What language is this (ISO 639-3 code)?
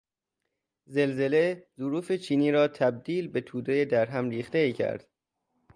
fas